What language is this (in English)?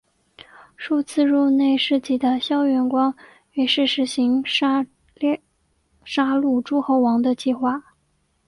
Chinese